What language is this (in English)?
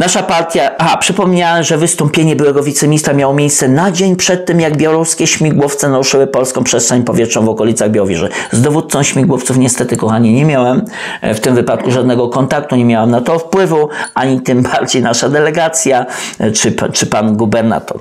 Polish